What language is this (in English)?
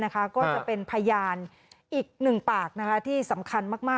Thai